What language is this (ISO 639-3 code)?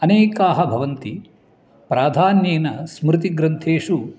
san